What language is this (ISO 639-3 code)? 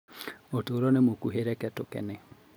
kik